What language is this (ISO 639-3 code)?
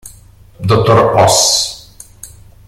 ita